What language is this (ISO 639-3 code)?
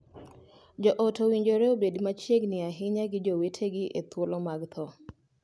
luo